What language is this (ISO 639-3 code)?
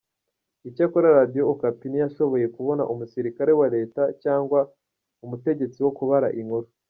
kin